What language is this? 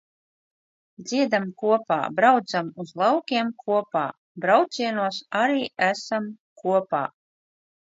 Latvian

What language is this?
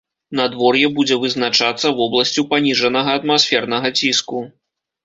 Belarusian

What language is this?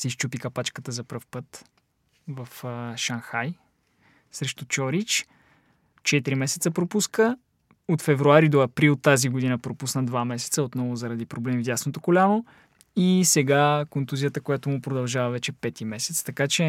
Bulgarian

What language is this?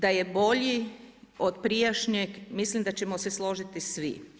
Croatian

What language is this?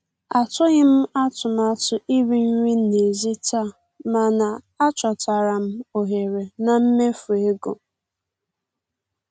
Igbo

